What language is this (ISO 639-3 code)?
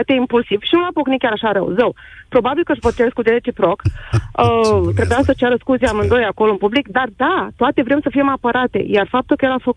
ron